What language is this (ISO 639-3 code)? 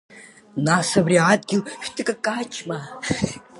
abk